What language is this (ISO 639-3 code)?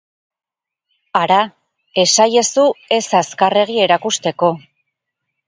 eus